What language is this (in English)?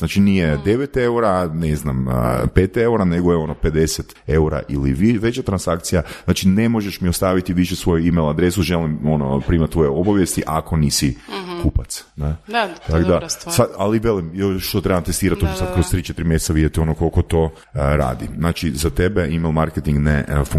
Croatian